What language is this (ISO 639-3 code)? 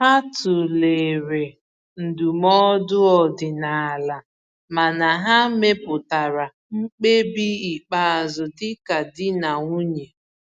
ibo